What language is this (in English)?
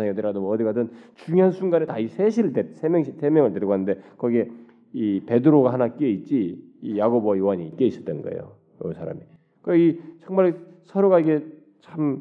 Korean